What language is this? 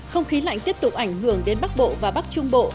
Vietnamese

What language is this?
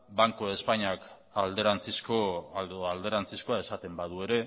Basque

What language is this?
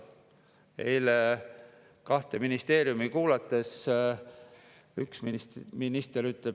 Estonian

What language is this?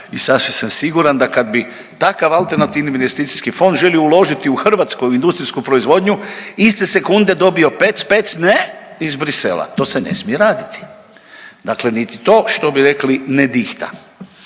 Croatian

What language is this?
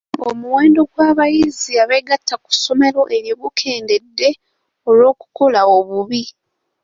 Ganda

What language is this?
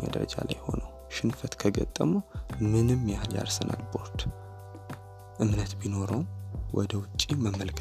Amharic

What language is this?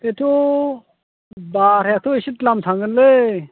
Bodo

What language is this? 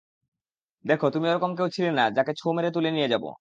Bangla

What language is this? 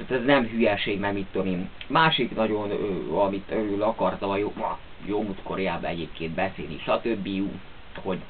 Hungarian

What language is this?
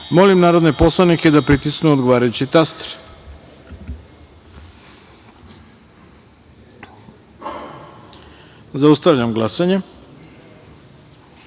Serbian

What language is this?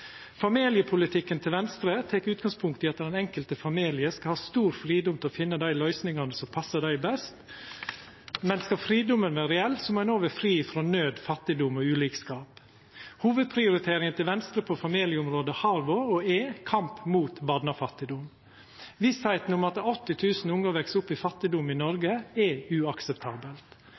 Norwegian Nynorsk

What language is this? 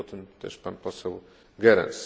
Polish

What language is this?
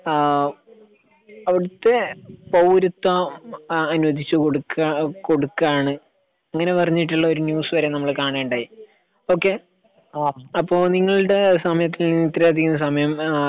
Malayalam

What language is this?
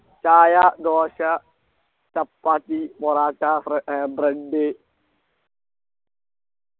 Malayalam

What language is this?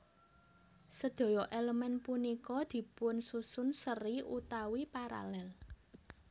Javanese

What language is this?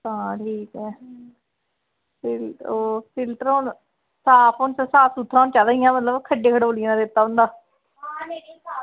Dogri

